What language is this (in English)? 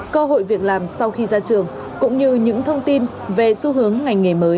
Vietnamese